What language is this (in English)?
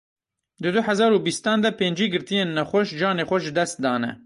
Kurdish